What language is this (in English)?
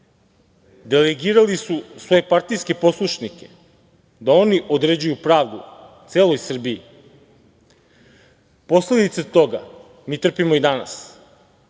Serbian